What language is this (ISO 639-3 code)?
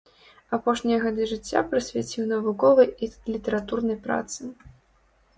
bel